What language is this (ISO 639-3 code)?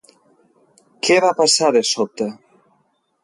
cat